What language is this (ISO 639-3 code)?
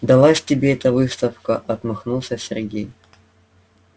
rus